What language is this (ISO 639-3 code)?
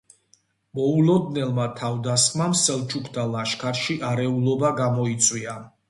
kat